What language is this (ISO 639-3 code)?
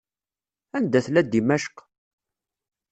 kab